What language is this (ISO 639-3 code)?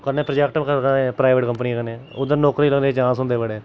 doi